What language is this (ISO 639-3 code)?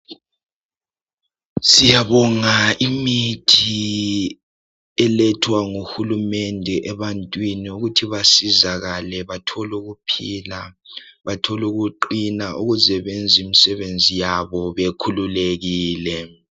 nde